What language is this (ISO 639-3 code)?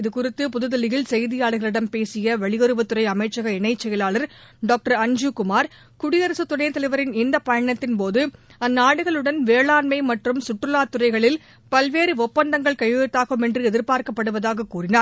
tam